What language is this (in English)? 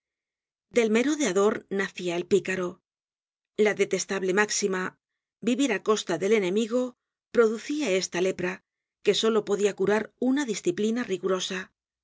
Spanish